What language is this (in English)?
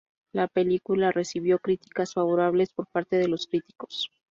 Spanish